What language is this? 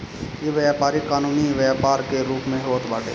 Bhojpuri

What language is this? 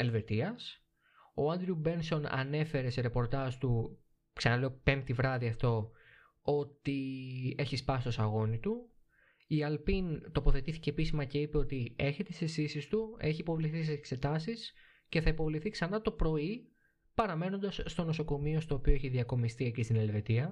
Greek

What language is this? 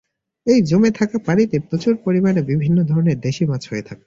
Bangla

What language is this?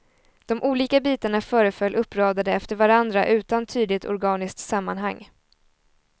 Swedish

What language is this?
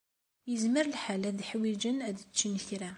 Kabyle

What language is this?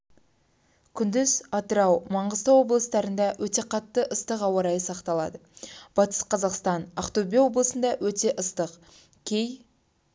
Kazakh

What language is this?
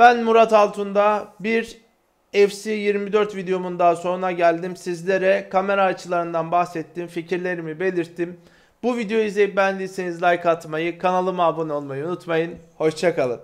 Turkish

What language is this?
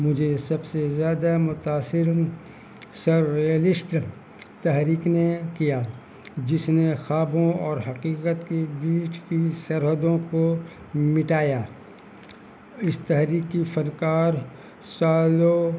Urdu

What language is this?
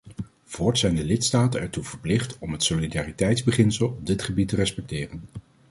Dutch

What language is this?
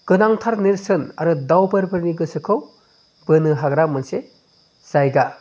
Bodo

